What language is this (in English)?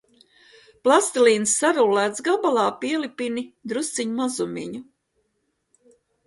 Latvian